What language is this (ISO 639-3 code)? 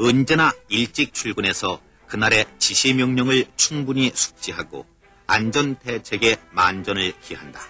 kor